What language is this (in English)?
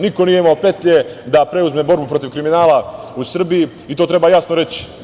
Serbian